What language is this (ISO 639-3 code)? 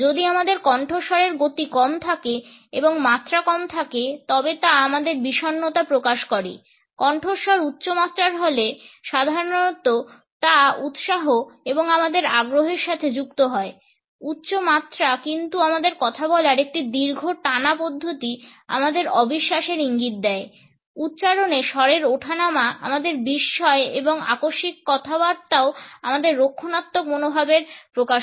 ben